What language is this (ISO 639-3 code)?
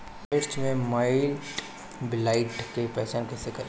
bho